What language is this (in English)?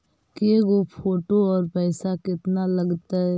Magahi